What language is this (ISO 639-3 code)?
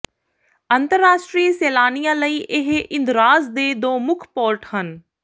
pan